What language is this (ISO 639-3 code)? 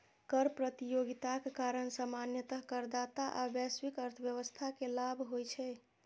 mai